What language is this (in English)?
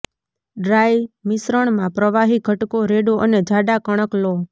Gujarati